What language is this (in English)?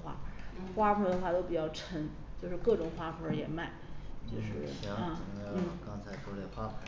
Chinese